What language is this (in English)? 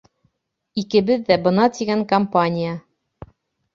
Bashkir